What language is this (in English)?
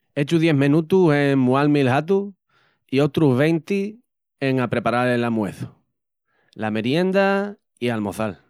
Extremaduran